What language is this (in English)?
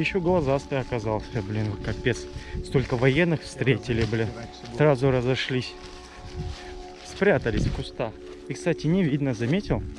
Russian